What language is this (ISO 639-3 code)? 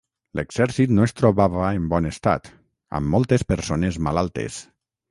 cat